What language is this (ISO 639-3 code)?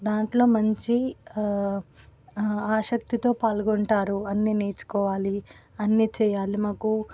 tel